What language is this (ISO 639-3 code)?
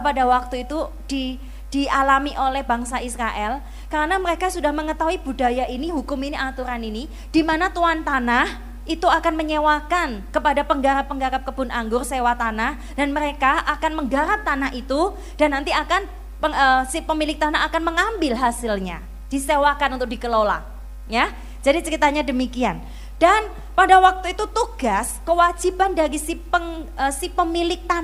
ind